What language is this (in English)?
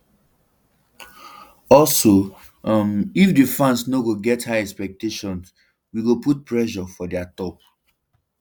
Nigerian Pidgin